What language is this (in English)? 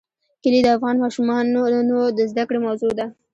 Pashto